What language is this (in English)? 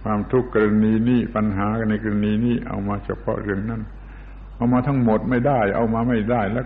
Thai